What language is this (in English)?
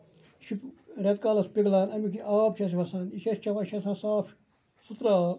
Kashmiri